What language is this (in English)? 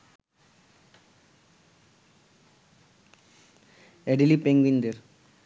Bangla